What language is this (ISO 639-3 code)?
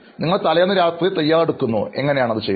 mal